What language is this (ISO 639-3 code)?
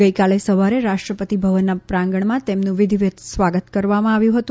guj